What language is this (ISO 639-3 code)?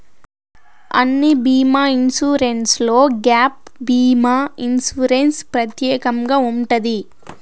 tel